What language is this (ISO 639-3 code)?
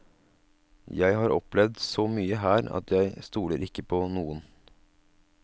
nor